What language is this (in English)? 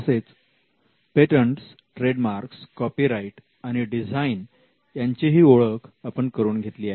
Marathi